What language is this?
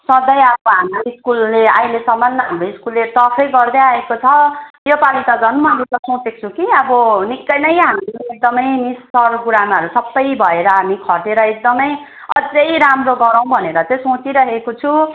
Nepali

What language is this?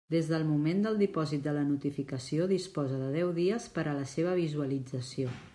Catalan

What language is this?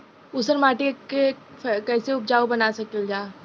Bhojpuri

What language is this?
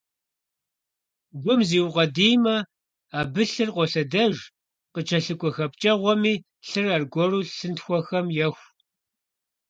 Kabardian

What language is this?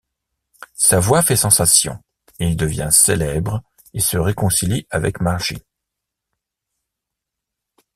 French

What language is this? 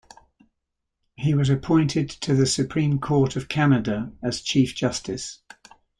English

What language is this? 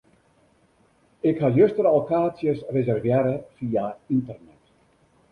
Western Frisian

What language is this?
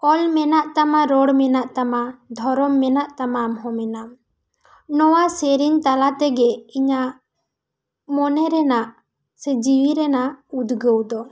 Santali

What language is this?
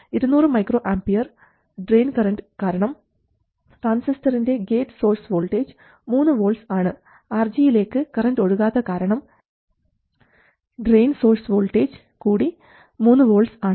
Malayalam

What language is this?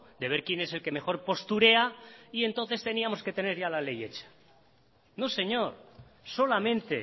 Spanish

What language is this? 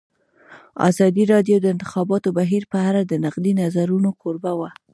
Pashto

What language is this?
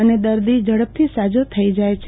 Gujarati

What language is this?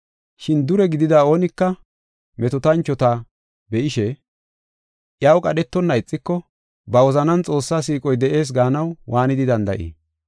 Gofa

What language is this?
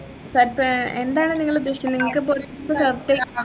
Malayalam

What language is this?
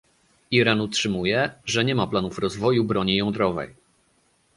Polish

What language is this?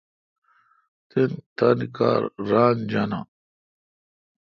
Kalkoti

